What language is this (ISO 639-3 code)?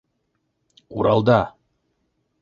bak